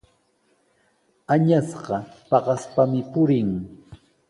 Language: Sihuas Ancash Quechua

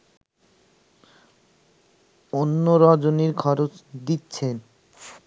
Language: Bangla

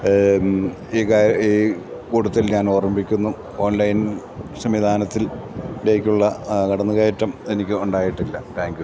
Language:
Malayalam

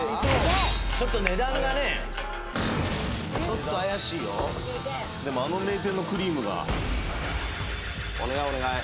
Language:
Japanese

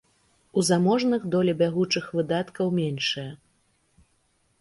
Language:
Belarusian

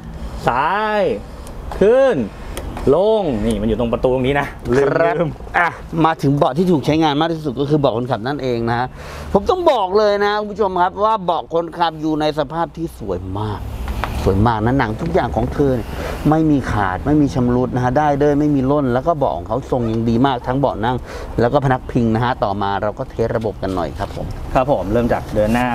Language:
Thai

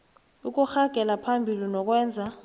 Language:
South Ndebele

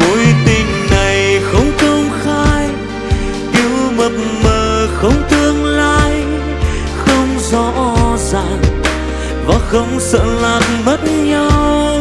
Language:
Vietnamese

